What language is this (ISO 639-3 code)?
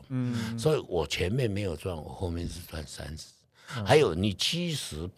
zho